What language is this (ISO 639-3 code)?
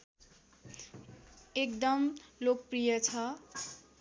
nep